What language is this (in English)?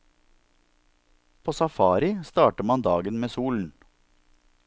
Norwegian